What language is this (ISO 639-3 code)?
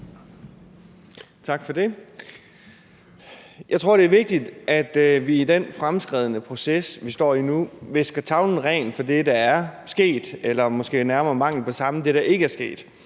dan